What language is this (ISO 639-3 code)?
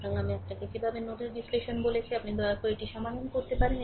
ben